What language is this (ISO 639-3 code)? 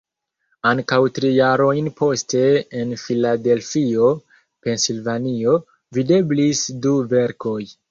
epo